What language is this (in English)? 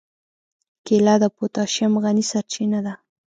Pashto